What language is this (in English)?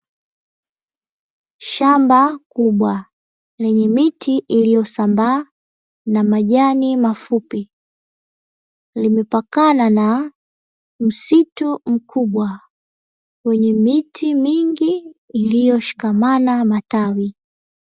Swahili